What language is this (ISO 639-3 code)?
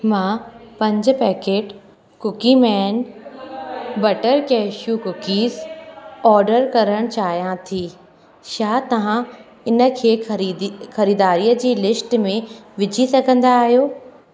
snd